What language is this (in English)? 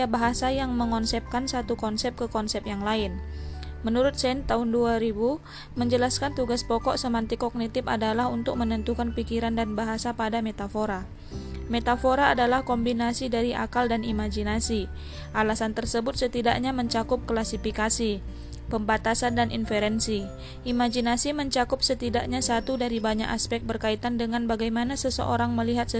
Indonesian